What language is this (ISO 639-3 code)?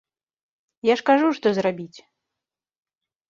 bel